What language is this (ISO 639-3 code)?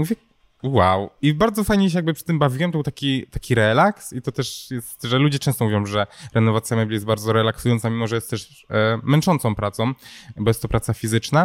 pol